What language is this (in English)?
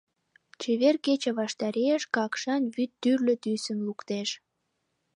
Mari